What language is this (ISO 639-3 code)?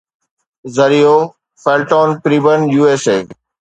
snd